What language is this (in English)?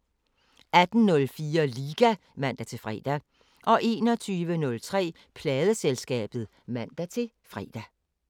Danish